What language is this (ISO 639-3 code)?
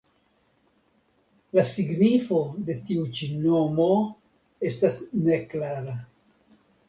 epo